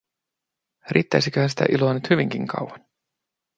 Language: Finnish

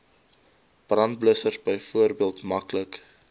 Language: Afrikaans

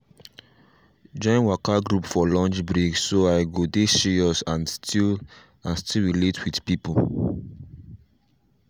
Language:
Nigerian Pidgin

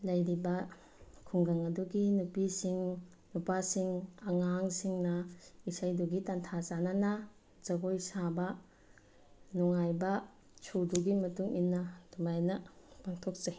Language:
Manipuri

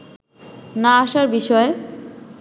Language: Bangla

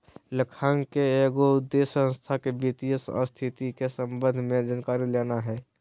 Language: Magahi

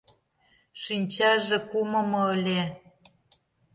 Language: Mari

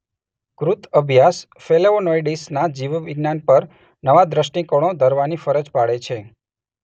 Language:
Gujarati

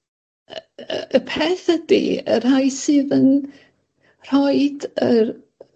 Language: Welsh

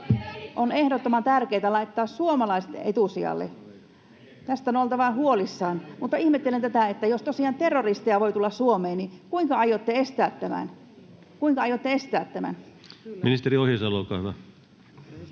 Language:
Finnish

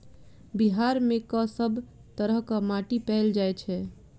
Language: Maithili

